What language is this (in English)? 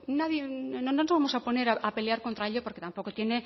Spanish